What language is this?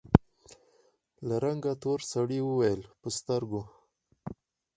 Pashto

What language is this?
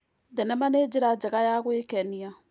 Kikuyu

